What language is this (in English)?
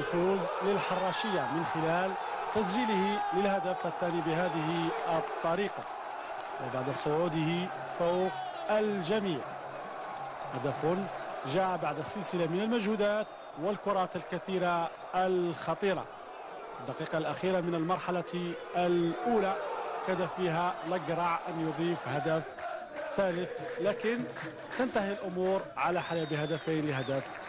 Arabic